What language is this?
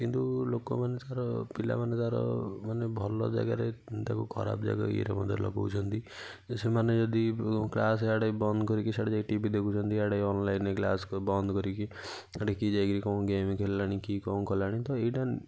Odia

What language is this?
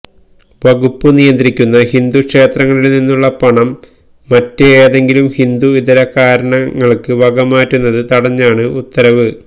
Malayalam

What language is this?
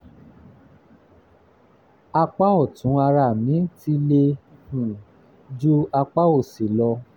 Yoruba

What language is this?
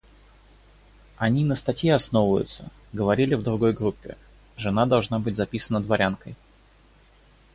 Russian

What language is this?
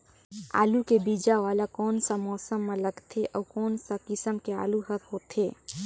Chhattisgarhi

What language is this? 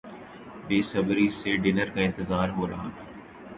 Urdu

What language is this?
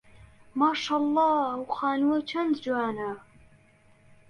Central Kurdish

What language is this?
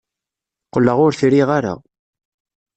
Kabyle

